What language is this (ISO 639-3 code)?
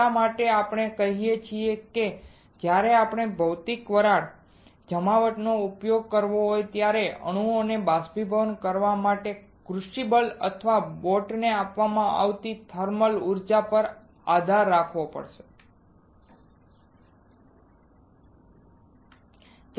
guj